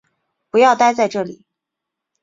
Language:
Chinese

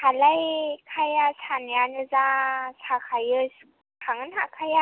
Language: Bodo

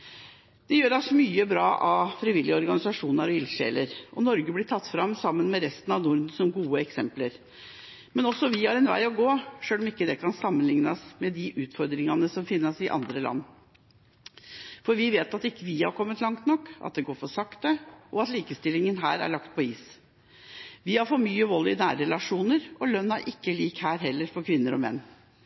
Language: Norwegian Bokmål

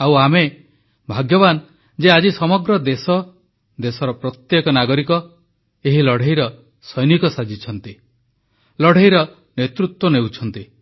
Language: Odia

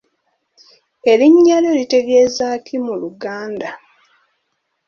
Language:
Ganda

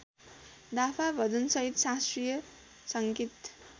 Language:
Nepali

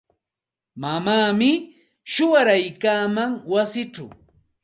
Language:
Santa Ana de Tusi Pasco Quechua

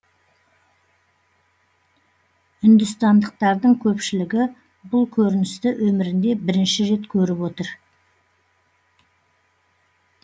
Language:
Kazakh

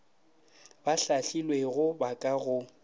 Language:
Northern Sotho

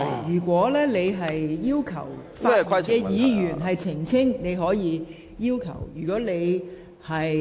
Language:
Cantonese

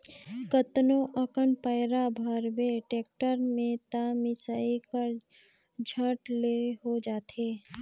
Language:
Chhattisgarhi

